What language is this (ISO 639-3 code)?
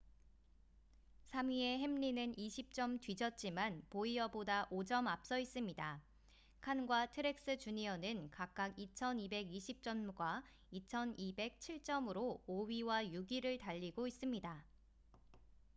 kor